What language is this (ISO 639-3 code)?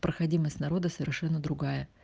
rus